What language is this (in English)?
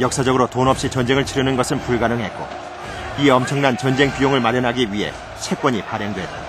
Korean